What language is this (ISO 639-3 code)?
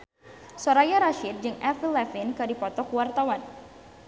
sun